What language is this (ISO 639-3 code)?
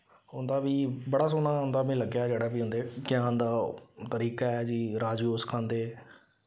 doi